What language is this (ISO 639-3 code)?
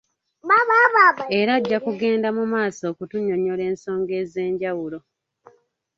lug